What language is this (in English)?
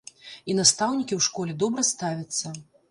Belarusian